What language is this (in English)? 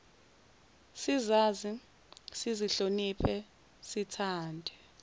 Zulu